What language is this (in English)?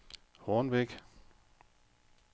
Danish